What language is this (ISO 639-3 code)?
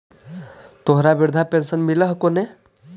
mag